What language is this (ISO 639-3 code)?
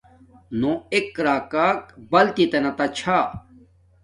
dmk